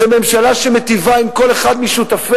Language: Hebrew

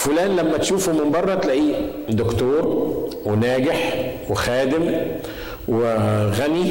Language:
Arabic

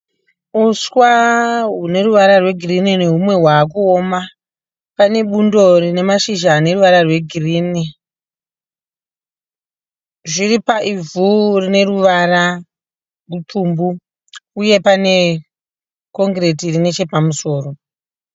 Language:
Shona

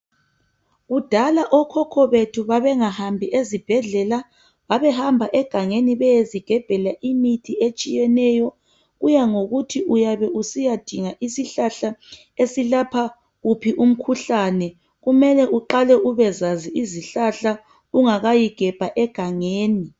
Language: North Ndebele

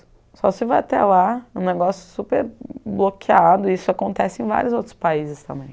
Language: Portuguese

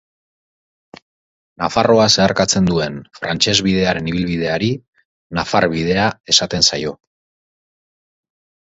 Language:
Basque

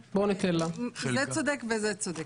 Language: Hebrew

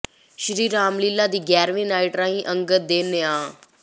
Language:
Punjabi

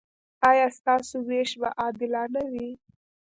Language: Pashto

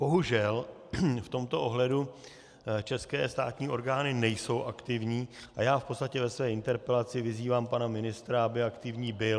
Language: Czech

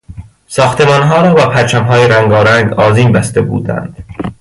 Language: Persian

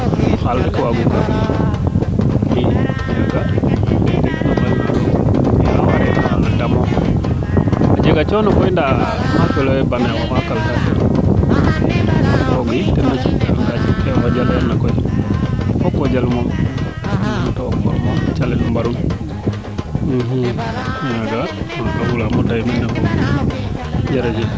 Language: Serer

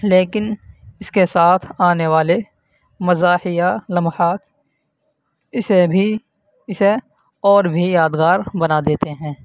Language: Urdu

